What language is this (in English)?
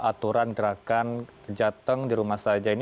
Indonesian